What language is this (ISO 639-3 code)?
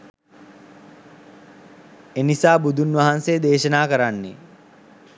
sin